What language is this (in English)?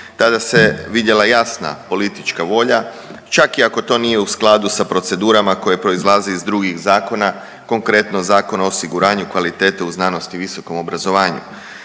Croatian